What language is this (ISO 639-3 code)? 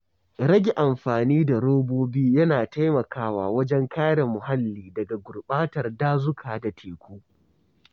hau